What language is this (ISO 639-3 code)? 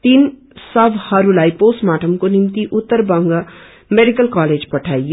nep